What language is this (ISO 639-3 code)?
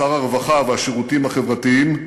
heb